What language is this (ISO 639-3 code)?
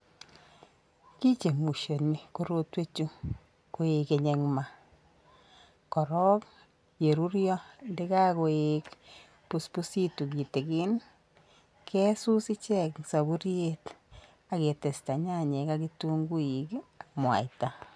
kln